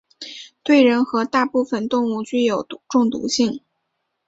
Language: Chinese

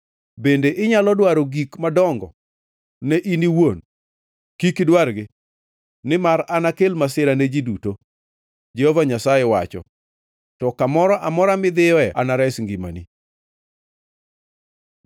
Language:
Luo (Kenya and Tanzania)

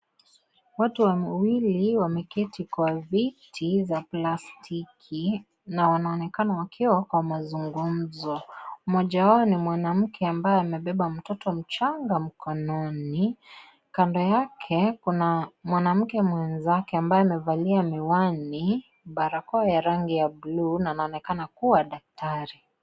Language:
Swahili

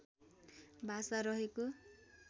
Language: Nepali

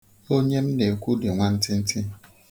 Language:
Igbo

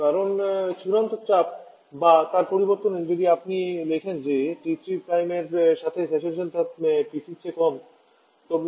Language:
Bangla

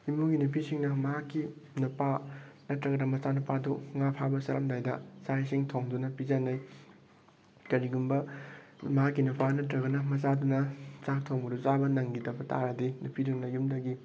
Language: Manipuri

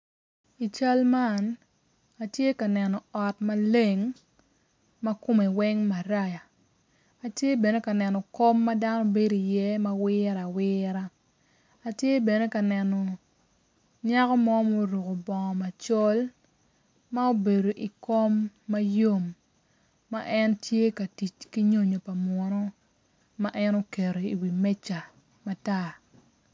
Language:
Acoli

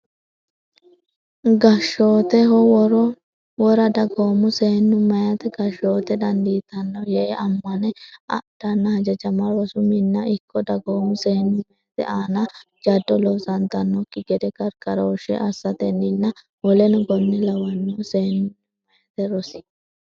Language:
Sidamo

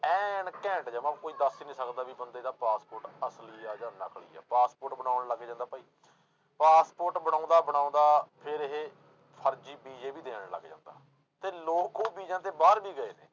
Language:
Punjabi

